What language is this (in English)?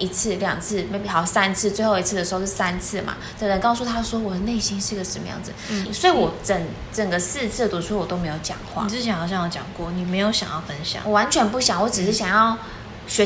Chinese